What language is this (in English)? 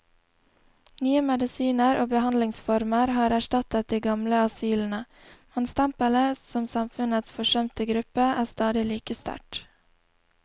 Norwegian